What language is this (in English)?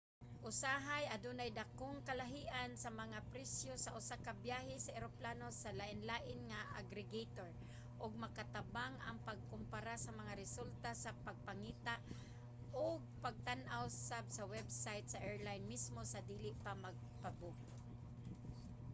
Cebuano